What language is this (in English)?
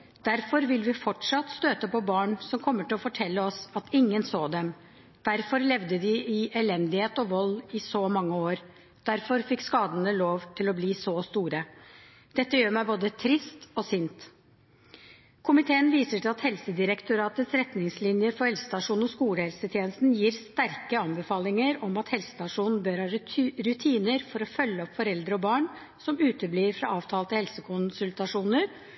Norwegian Bokmål